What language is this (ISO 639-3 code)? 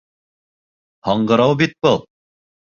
bak